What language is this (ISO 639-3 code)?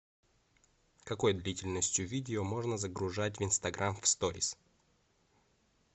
rus